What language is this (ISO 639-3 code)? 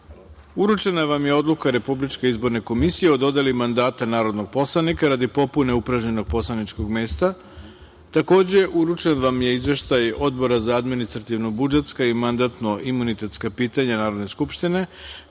srp